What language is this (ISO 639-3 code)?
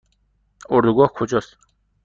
fas